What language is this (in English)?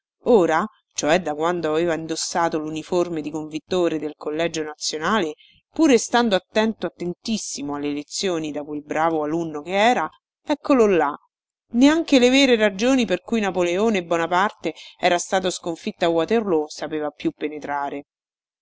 Italian